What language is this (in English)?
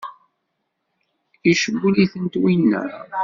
Kabyle